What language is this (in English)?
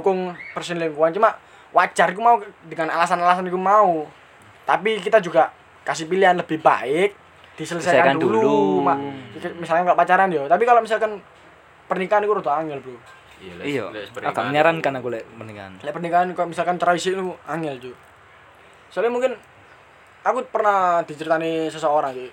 Indonesian